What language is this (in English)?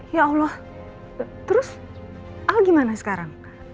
Indonesian